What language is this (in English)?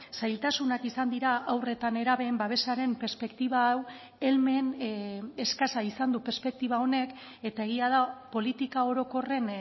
Basque